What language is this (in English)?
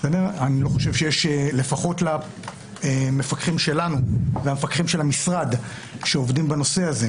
Hebrew